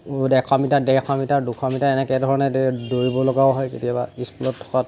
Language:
Assamese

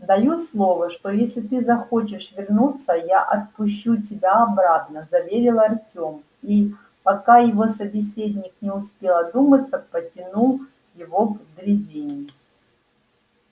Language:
Russian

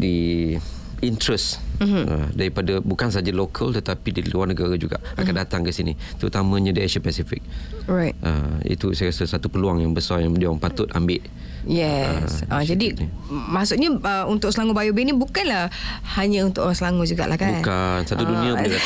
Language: Malay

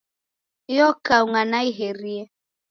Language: Taita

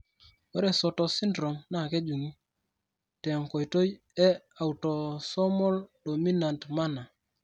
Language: Masai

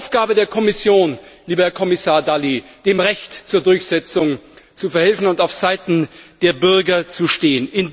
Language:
German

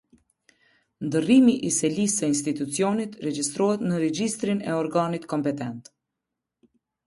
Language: Albanian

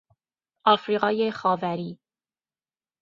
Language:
Persian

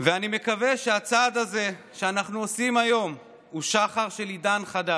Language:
Hebrew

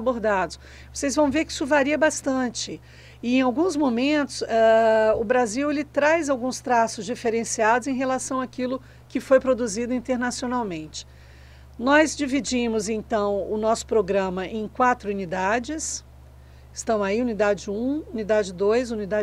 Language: Portuguese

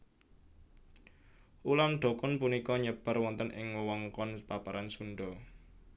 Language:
Javanese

